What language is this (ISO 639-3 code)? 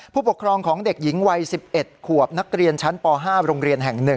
tha